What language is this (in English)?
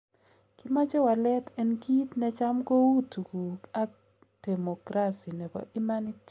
Kalenjin